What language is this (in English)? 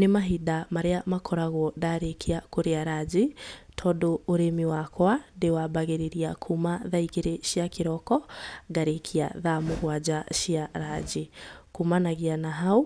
Kikuyu